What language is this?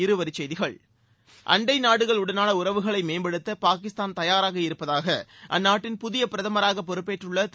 Tamil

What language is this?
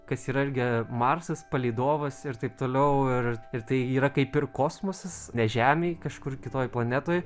Lithuanian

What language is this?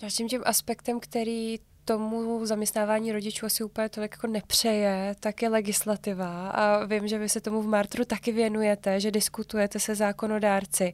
Czech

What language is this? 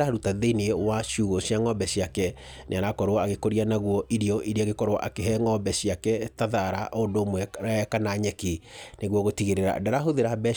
Kikuyu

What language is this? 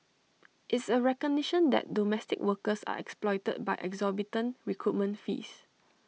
English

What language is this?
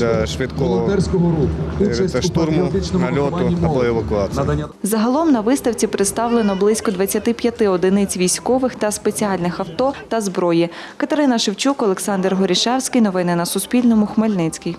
Ukrainian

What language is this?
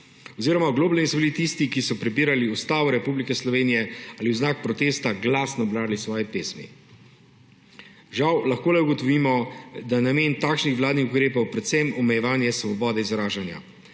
Slovenian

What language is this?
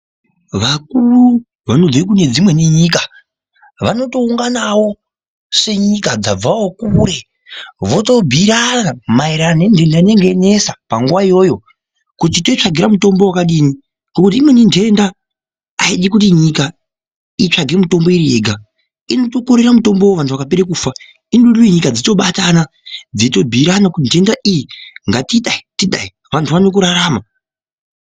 Ndau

